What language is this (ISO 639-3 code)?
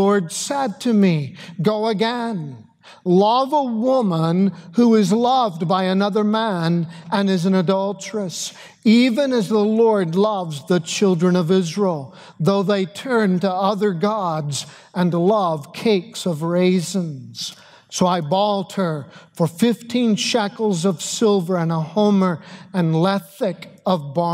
eng